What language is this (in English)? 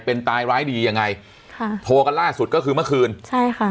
Thai